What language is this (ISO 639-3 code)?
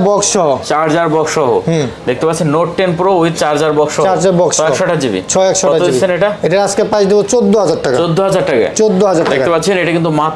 ben